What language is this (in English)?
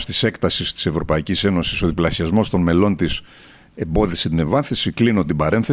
Greek